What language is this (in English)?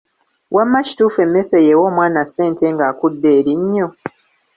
Ganda